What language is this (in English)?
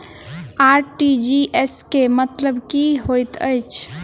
Maithili